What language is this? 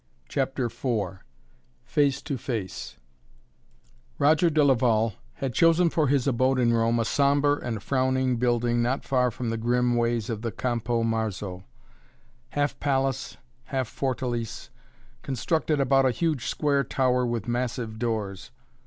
English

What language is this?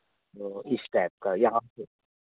Hindi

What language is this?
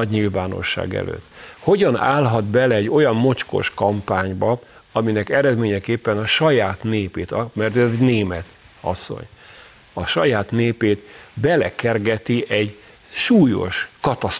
Hungarian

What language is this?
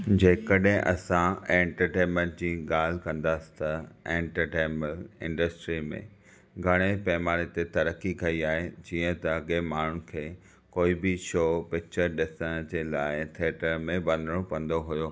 Sindhi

